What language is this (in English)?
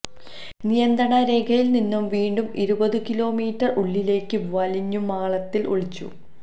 Malayalam